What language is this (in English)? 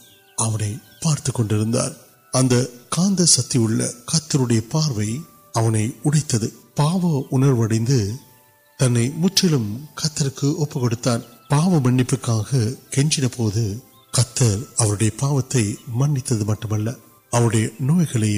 Urdu